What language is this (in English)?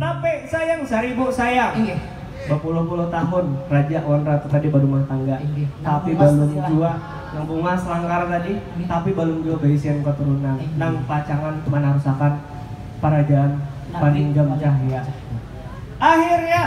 Indonesian